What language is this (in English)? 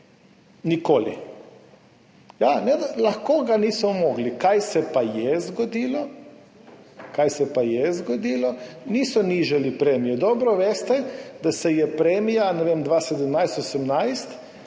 Slovenian